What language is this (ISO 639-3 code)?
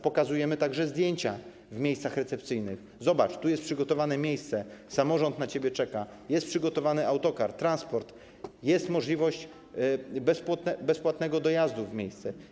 pol